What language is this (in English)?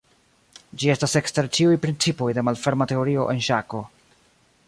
Esperanto